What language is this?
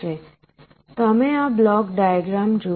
Gujarati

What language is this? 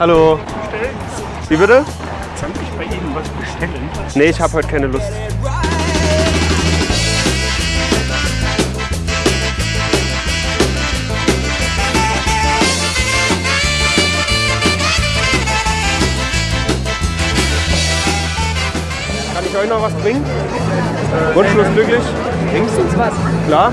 German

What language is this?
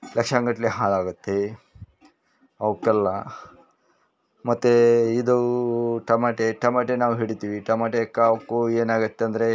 Kannada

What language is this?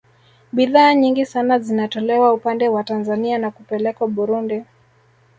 Swahili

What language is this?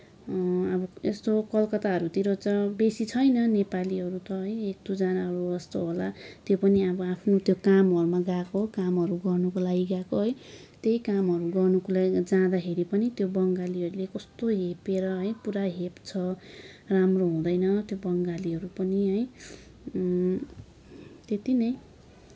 Nepali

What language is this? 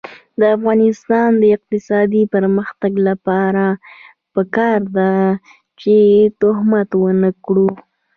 Pashto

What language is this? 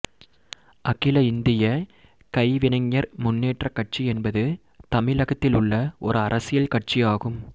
Tamil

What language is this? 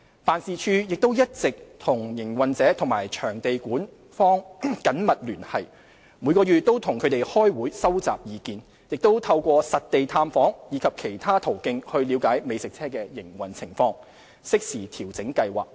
Cantonese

